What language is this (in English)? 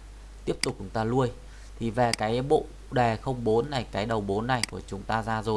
Vietnamese